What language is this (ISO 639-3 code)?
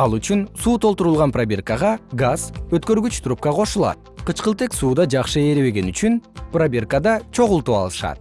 kir